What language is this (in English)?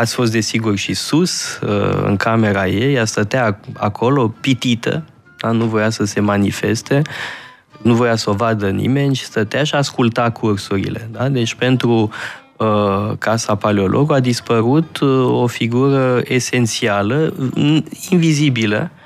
Romanian